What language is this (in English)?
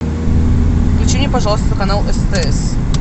Russian